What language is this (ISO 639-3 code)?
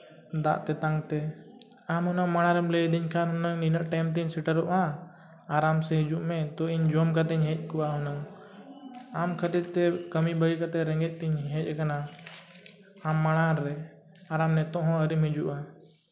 sat